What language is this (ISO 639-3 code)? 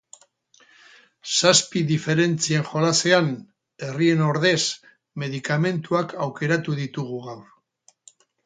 eus